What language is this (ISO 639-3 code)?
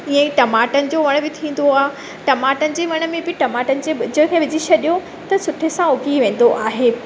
snd